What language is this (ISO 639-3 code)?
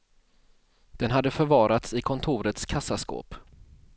swe